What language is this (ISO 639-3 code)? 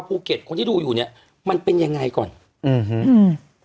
tha